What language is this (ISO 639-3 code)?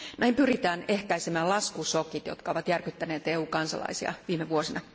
fin